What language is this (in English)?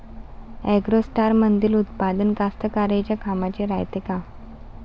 Marathi